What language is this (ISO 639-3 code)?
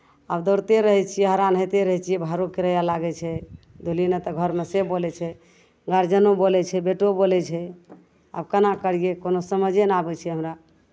mai